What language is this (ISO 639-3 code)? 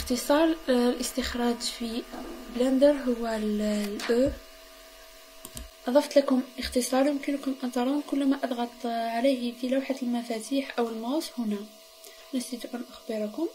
ara